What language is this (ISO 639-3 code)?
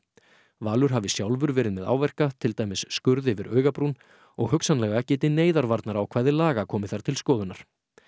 isl